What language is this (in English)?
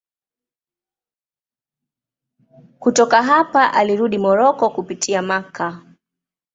Swahili